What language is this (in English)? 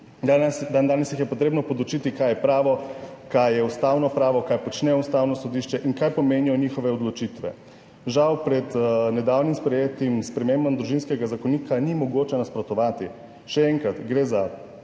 Slovenian